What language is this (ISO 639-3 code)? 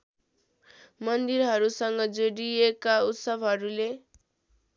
nep